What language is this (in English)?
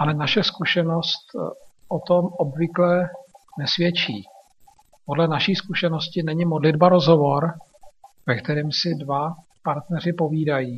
Czech